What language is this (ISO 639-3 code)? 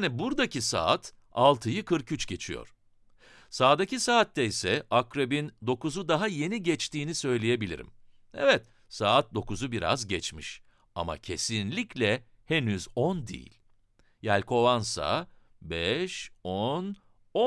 tur